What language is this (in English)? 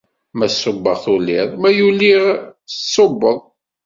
Kabyle